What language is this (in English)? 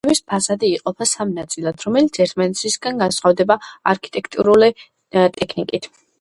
Georgian